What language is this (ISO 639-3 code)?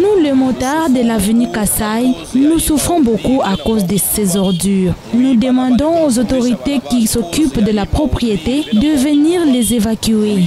fra